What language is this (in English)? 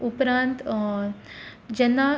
Konkani